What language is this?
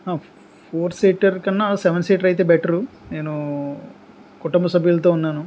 Telugu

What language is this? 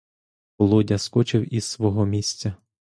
Ukrainian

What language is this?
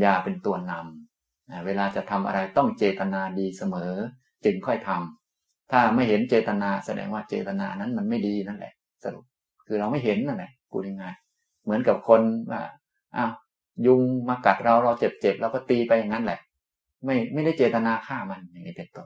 Thai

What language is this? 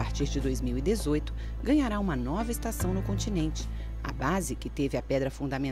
Portuguese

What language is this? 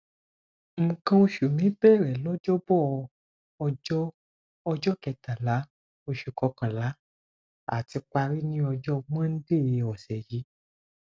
Yoruba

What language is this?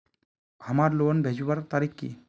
Magahi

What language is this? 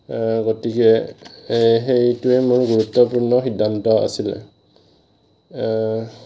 Assamese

